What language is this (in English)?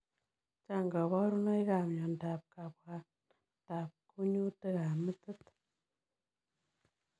Kalenjin